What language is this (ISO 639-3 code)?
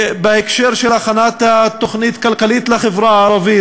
heb